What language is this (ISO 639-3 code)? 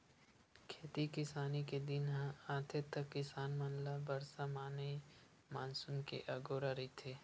hne